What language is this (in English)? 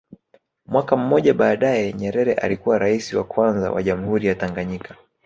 Swahili